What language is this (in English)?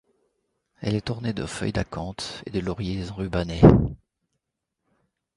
French